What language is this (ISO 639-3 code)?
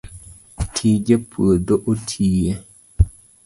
luo